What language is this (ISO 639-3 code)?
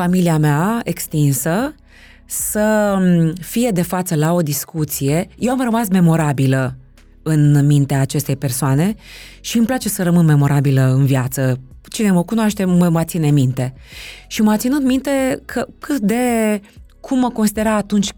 ron